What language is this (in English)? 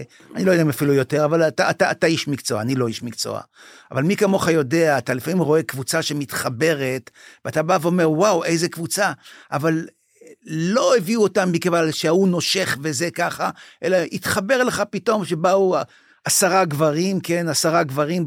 Hebrew